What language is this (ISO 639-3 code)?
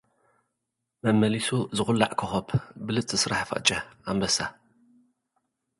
tir